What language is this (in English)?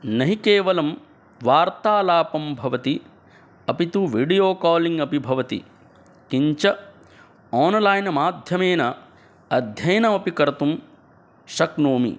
Sanskrit